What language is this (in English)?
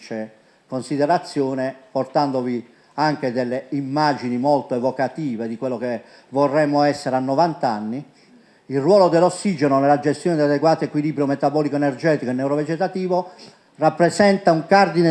Italian